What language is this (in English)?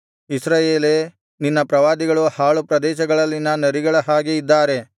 Kannada